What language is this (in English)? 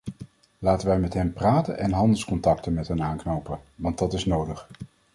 Dutch